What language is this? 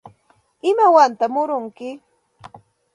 Santa Ana de Tusi Pasco Quechua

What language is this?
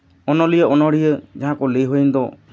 Santali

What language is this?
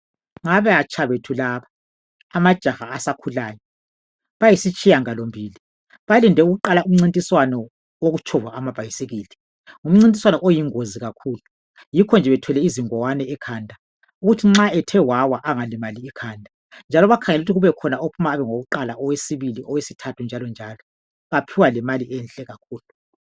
North Ndebele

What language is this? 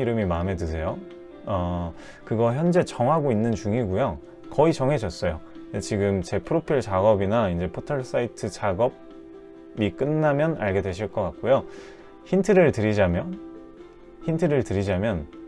Korean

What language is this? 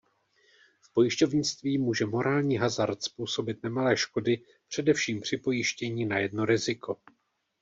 Czech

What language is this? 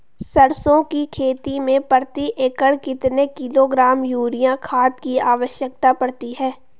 Hindi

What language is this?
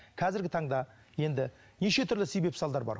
Kazakh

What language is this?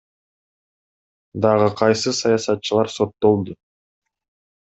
Kyrgyz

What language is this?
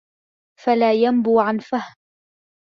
Arabic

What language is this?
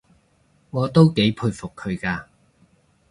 Cantonese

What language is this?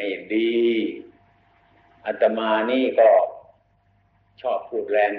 Thai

